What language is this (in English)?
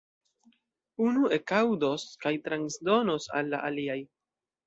Esperanto